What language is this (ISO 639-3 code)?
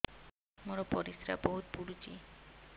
ori